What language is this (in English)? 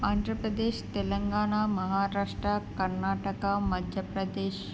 Telugu